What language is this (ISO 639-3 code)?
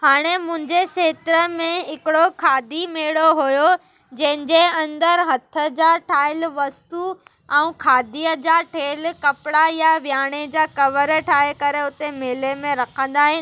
snd